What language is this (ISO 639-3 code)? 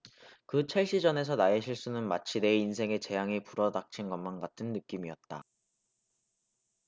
kor